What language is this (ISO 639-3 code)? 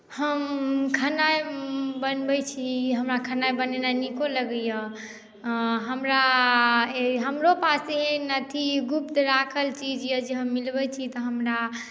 mai